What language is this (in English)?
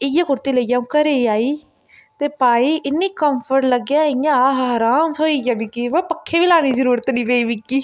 Dogri